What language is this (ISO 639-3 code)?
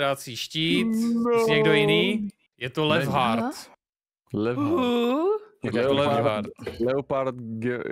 ces